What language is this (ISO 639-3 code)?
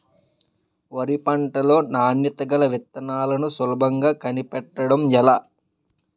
tel